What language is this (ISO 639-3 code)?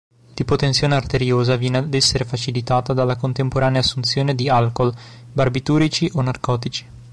ita